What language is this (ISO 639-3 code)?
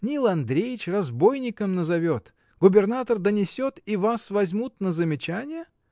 rus